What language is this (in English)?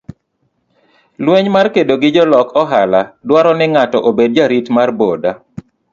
Luo (Kenya and Tanzania)